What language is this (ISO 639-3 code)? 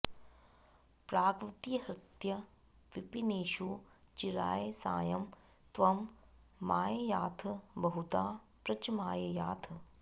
san